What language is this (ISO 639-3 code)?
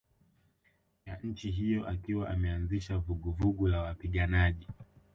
swa